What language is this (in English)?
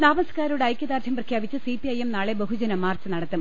Malayalam